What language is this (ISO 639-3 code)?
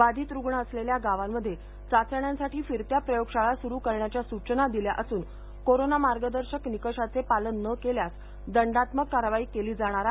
mar